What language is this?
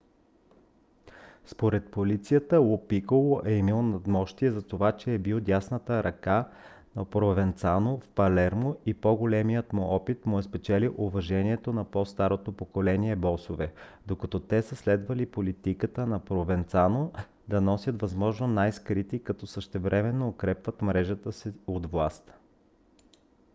Bulgarian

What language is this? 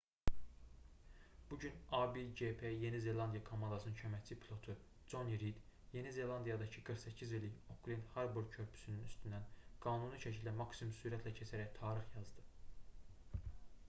Azerbaijani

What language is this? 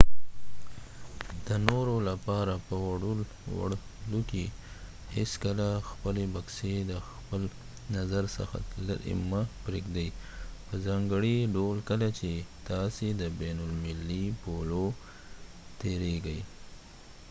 Pashto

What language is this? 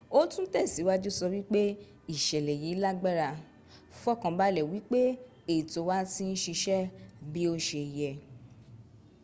Yoruba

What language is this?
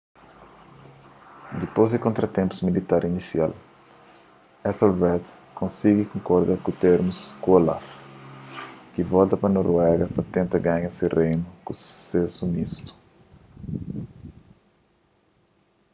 Kabuverdianu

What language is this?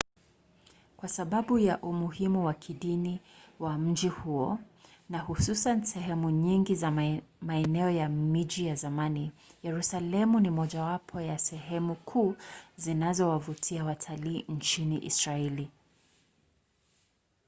Swahili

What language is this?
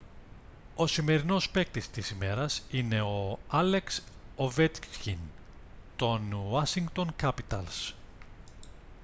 Greek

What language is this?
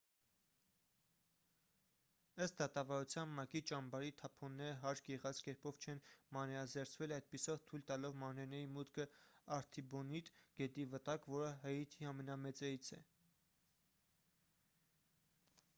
Armenian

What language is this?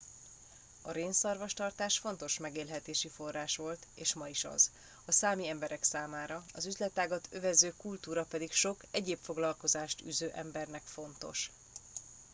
Hungarian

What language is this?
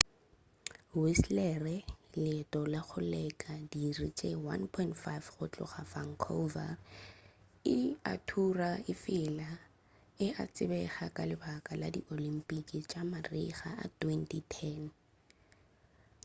Northern Sotho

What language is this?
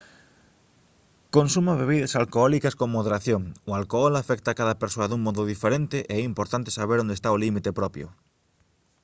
Galician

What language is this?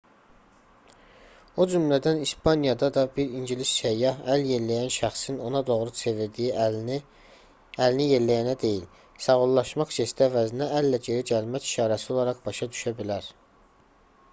Azerbaijani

